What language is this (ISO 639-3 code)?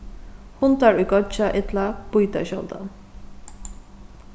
fao